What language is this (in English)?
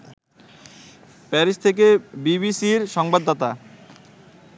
Bangla